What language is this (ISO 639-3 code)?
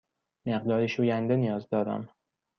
fas